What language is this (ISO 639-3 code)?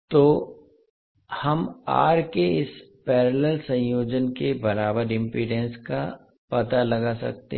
hin